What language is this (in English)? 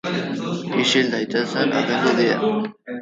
Basque